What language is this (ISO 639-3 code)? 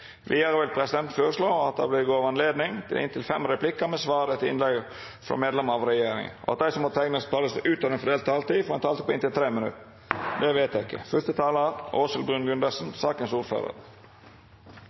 nno